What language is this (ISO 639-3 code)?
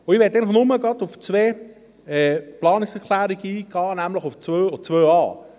gsw